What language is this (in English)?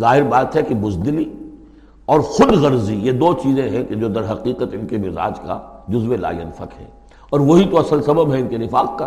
Urdu